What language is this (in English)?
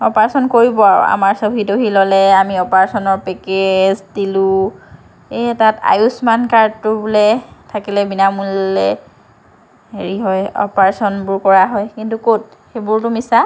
Assamese